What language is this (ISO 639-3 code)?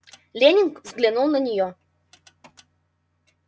rus